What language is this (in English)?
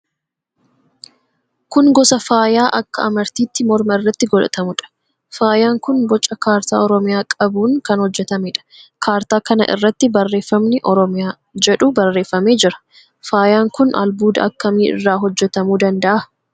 Oromo